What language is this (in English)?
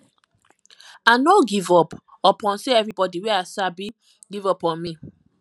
Nigerian Pidgin